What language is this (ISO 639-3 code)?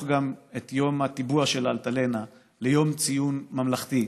heb